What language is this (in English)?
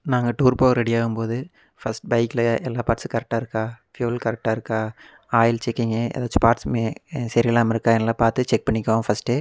Tamil